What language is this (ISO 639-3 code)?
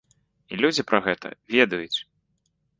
bel